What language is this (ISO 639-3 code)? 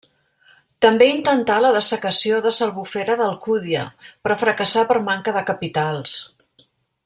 cat